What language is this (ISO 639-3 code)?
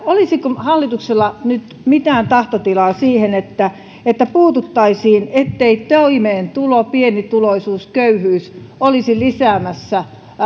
fin